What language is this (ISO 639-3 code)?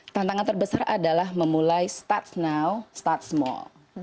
ind